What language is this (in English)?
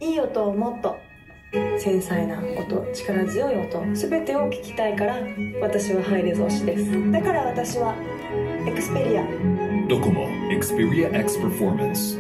Japanese